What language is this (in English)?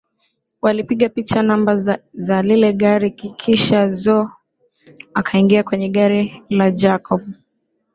Swahili